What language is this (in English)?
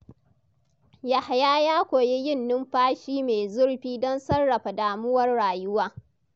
Hausa